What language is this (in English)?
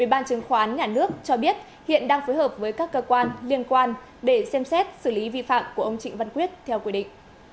Vietnamese